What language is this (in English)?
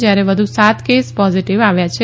Gujarati